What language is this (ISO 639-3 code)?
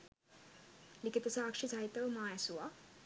sin